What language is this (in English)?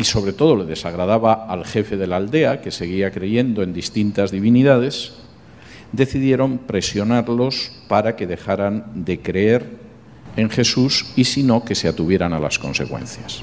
Spanish